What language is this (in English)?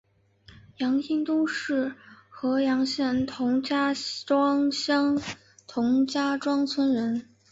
Chinese